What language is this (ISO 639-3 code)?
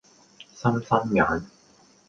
yue